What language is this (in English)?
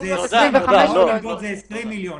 Hebrew